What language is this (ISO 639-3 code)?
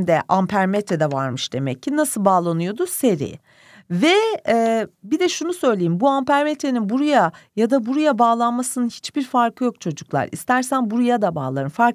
tur